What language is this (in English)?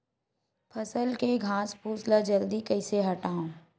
Chhattisgarhi